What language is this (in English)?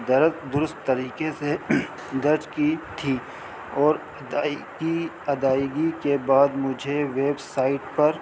Urdu